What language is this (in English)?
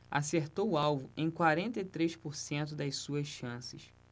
Portuguese